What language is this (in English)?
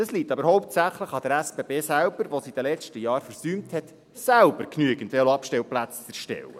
Swiss German